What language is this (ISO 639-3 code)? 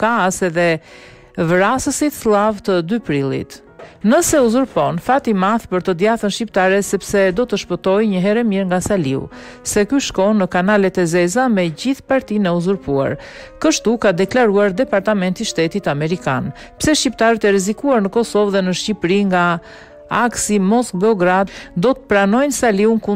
ron